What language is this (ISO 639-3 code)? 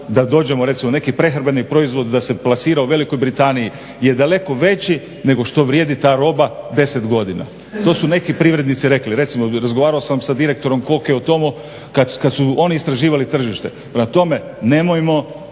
hrv